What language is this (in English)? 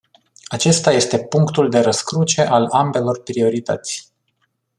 Romanian